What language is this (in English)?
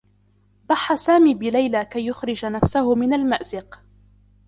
Arabic